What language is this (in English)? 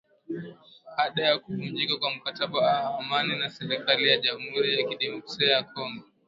Swahili